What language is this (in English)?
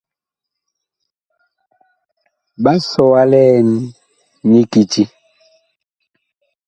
Bakoko